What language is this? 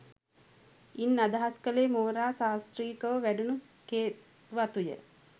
Sinhala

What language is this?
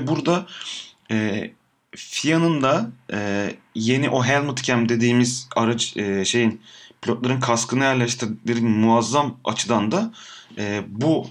Turkish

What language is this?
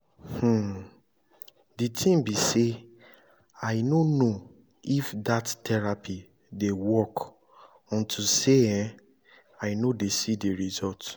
Nigerian Pidgin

